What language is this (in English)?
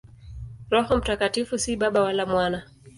Swahili